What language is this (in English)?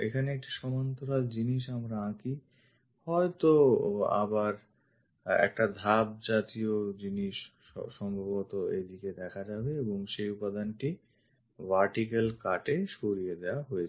Bangla